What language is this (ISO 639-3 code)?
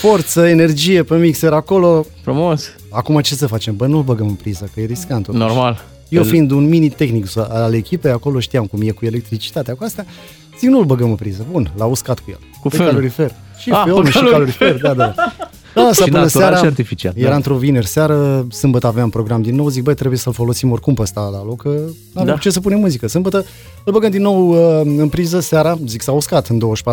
ron